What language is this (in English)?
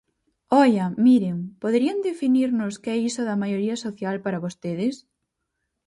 Galician